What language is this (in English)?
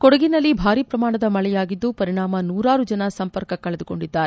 Kannada